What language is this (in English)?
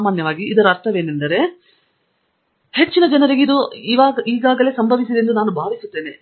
Kannada